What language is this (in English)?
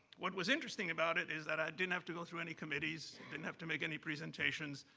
English